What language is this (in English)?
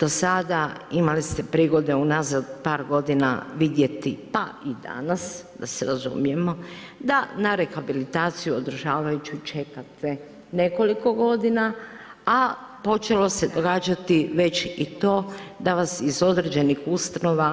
Croatian